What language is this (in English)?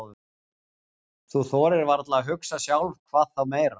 Icelandic